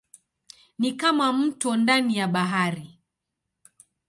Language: Swahili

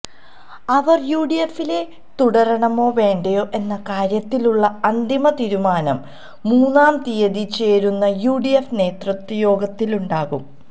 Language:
Malayalam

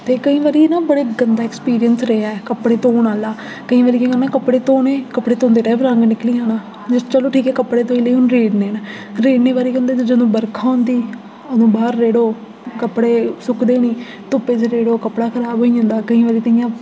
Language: Dogri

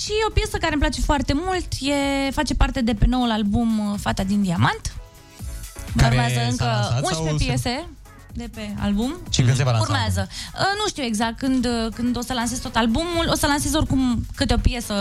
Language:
Romanian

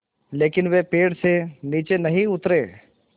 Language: Hindi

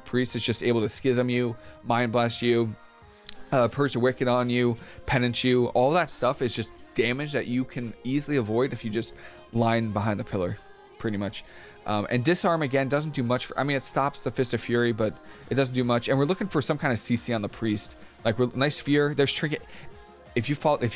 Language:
English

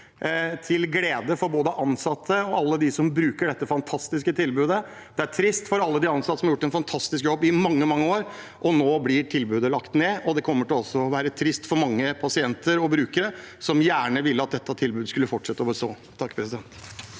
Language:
Norwegian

